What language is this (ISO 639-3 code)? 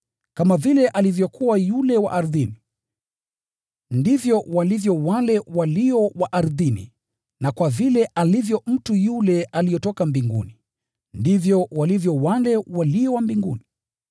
swa